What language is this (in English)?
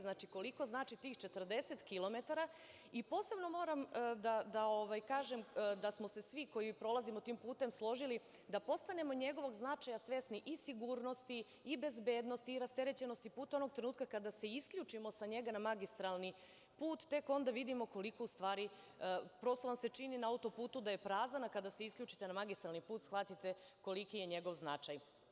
Serbian